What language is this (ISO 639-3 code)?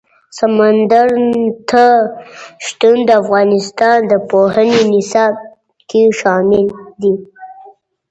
pus